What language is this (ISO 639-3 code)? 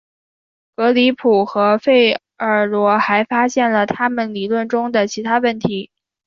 zho